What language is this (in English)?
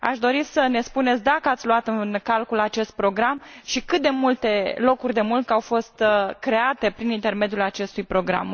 Romanian